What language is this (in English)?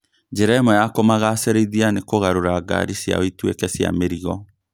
Kikuyu